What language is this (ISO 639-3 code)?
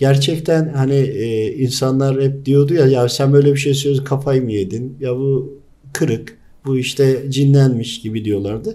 tur